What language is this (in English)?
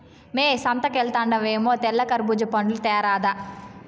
Telugu